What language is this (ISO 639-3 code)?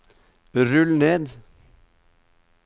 nor